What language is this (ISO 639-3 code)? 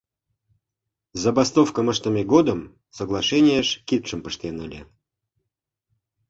chm